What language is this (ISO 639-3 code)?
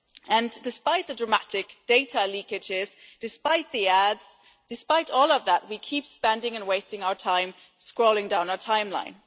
eng